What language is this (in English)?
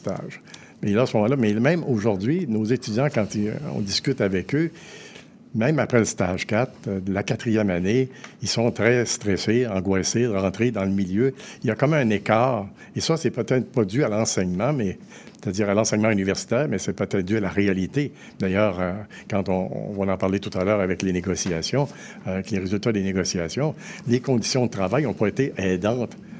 French